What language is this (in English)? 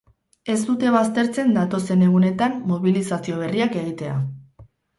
Basque